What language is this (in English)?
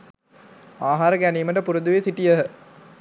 Sinhala